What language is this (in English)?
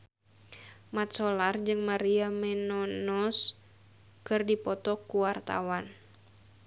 Sundanese